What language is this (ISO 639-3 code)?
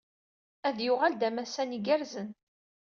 kab